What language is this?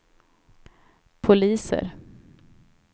Swedish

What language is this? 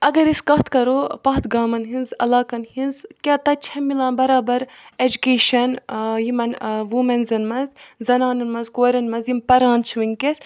Kashmiri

